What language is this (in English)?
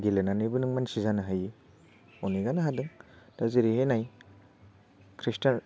Bodo